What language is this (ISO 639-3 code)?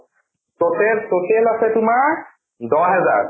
asm